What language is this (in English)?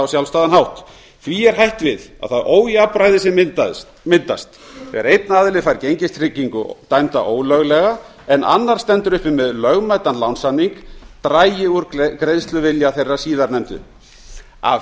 Icelandic